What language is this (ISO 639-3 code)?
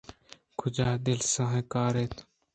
bgp